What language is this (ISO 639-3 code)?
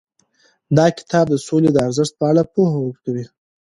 pus